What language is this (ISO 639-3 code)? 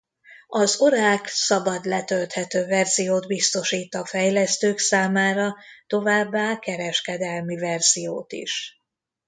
hun